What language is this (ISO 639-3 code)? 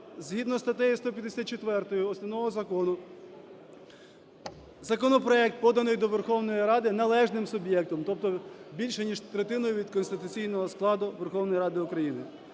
ukr